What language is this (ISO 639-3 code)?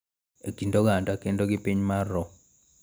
luo